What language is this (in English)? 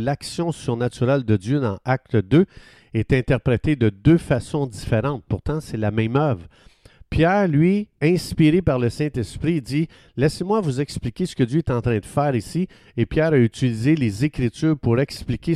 French